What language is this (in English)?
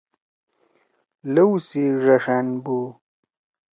Torwali